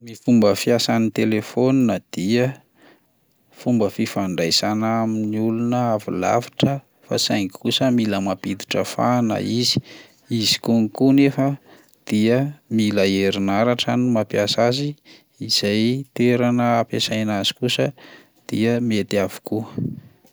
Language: Malagasy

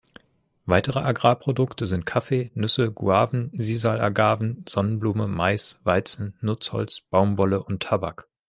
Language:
German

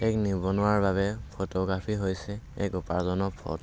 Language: Assamese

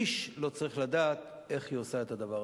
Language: Hebrew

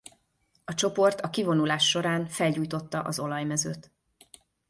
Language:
Hungarian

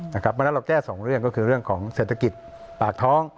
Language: Thai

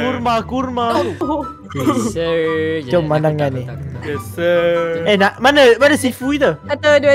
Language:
Malay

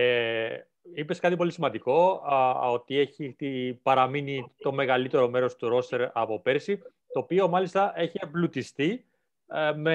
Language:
Greek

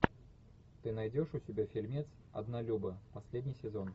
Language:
Russian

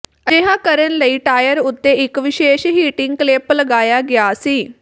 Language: Punjabi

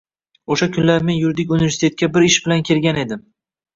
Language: Uzbek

